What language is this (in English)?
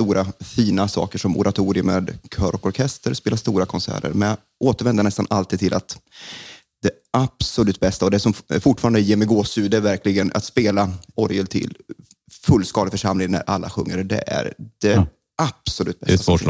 Swedish